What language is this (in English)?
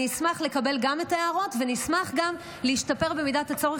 Hebrew